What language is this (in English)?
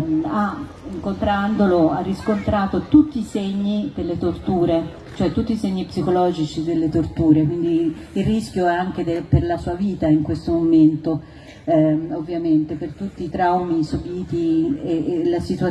Italian